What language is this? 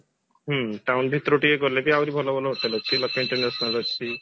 Odia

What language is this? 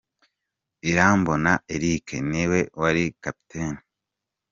Kinyarwanda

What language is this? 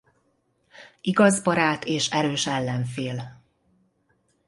Hungarian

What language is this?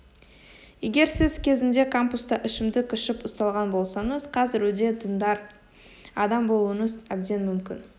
Kazakh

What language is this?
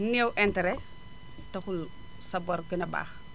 Wolof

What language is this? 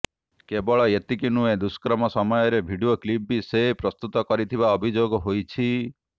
Odia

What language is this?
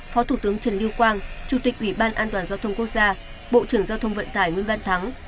Vietnamese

